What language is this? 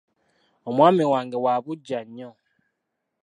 Ganda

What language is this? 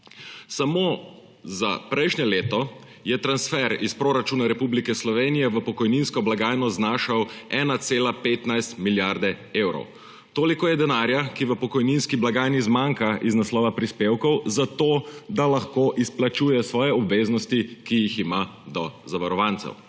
Slovenian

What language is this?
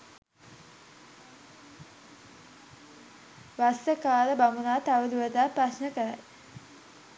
Sinhala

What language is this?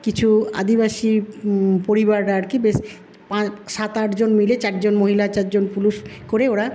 Bangla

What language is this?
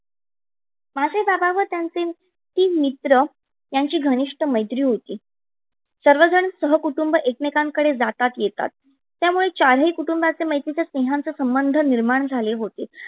Marathi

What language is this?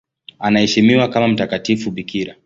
Swahili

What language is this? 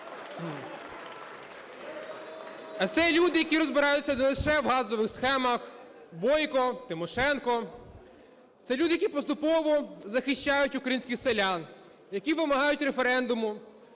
Ukrainian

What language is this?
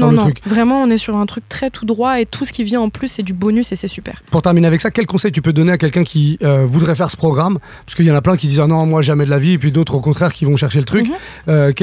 French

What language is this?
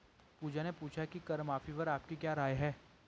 Hindi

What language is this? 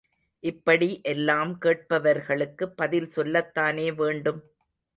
Tamil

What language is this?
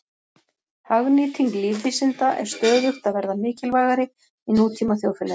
Icelandic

